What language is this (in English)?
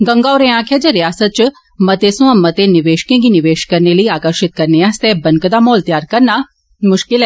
Dogri